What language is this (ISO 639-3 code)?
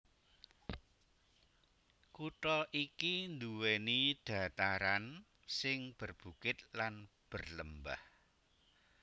jav